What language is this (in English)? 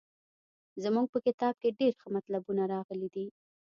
Pashto